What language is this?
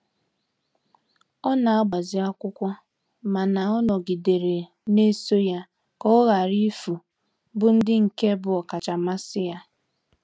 Igbo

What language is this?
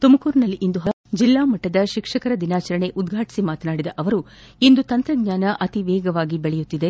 Kannada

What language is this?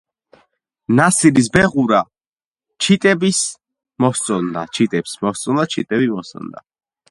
Georgian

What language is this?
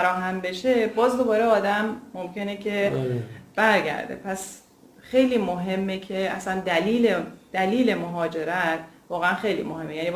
Persian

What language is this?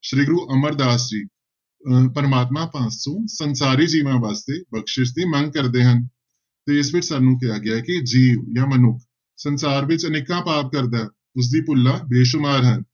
Punjabi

